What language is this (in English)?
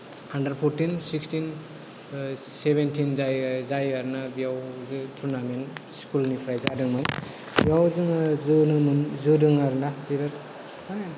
Bodo